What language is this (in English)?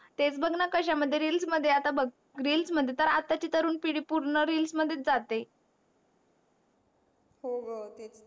Marathi